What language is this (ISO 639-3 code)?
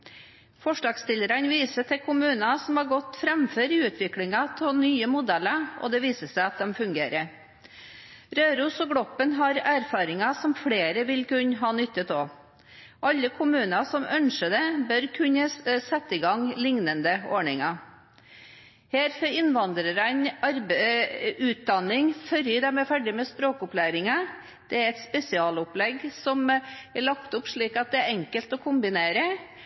nob